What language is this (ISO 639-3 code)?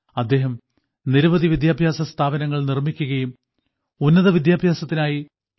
mal